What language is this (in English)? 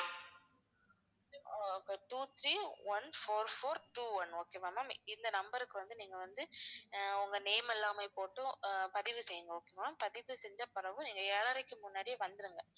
Tamil